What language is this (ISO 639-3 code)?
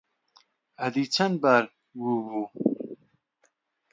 ckb